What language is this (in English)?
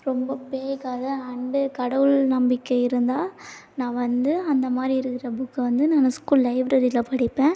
Tamil